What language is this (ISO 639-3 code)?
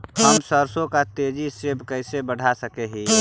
mag